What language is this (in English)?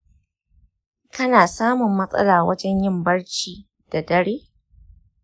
Hausa